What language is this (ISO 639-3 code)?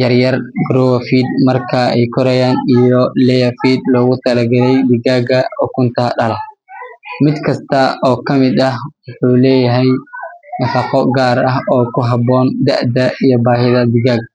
som